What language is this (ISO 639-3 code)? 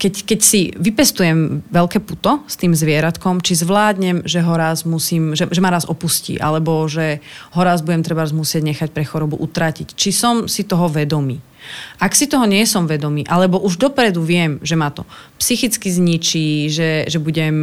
slk